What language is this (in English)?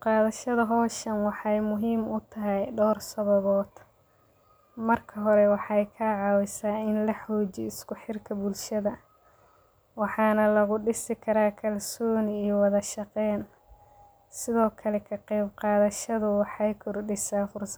Somali